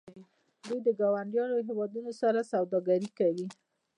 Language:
Pashto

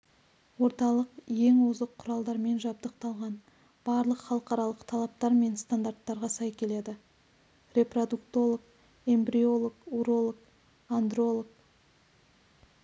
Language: Kazakh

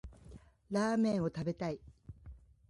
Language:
Japanese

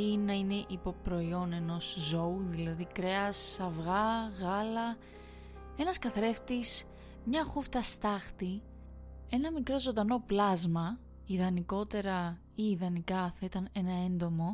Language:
Greek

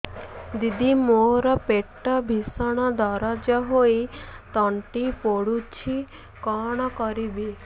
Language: Odia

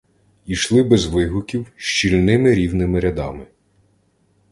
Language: Ukrainian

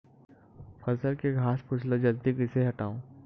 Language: Chhattisgarhi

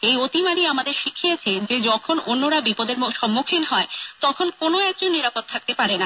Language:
Bangla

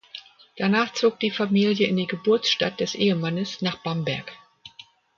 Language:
German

